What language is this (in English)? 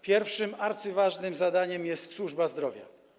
Polish